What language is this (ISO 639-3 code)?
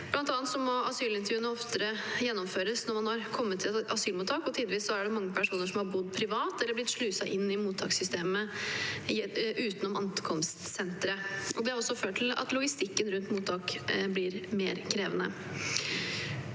nor